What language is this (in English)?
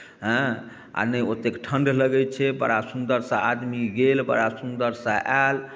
Maithili